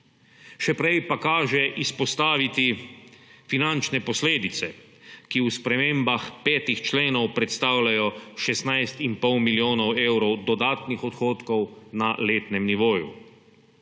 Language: Slovenian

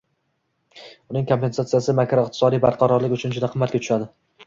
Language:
Uzbek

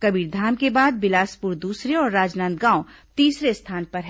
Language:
Hindi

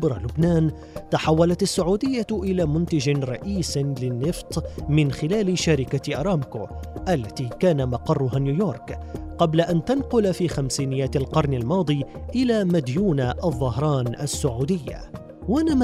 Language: Arabic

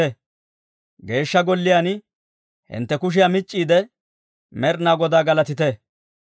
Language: Dawro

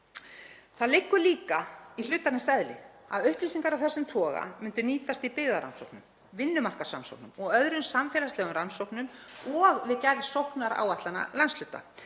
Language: Icelandic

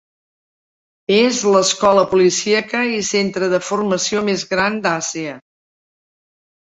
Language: Catalan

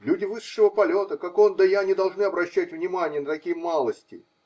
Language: Russian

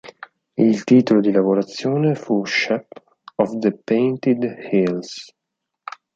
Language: Italian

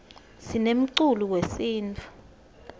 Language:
Swati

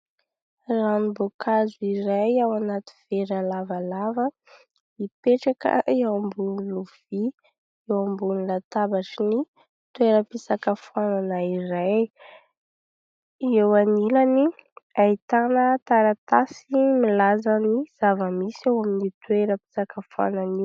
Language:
Malagasy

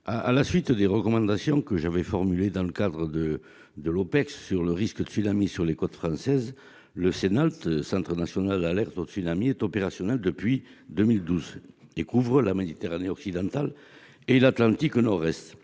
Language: French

